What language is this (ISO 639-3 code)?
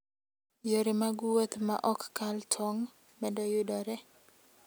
luo